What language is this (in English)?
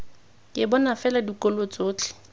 Tswana